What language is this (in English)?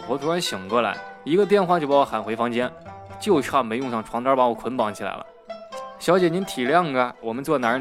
Chinese